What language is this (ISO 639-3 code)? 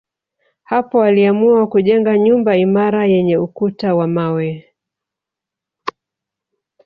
swa